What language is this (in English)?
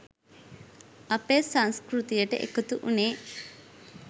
Sinhala